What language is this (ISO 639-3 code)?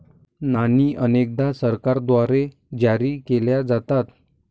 mar